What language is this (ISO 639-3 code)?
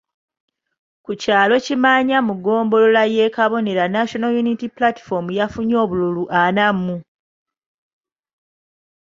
lug